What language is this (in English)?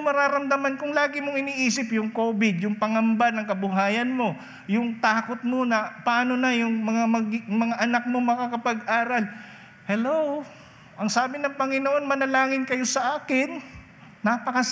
Filipino